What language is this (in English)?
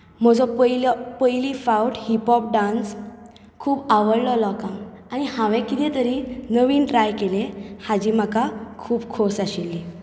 Konkani